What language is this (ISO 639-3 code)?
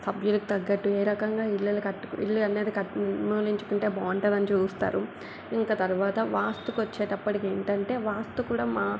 tel